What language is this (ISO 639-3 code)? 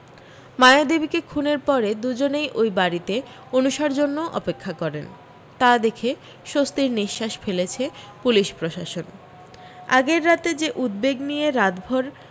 ben